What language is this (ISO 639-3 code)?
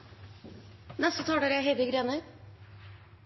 nob